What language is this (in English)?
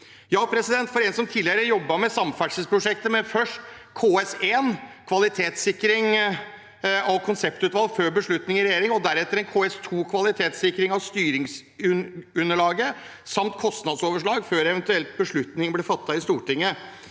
Norwegian